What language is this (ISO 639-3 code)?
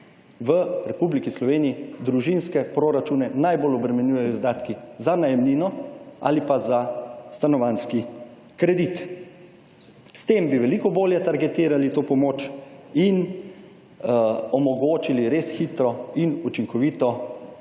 slv